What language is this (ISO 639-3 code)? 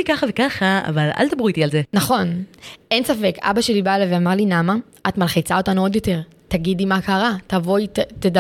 heb